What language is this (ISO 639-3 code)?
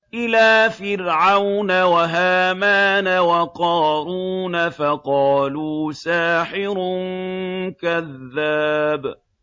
ara